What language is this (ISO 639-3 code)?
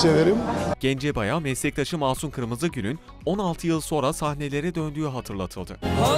tur